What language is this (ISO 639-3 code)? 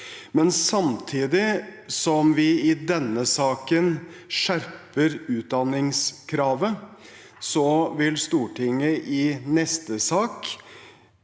nor